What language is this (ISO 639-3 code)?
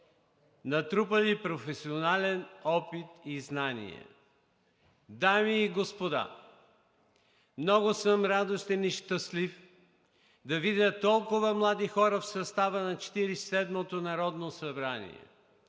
bul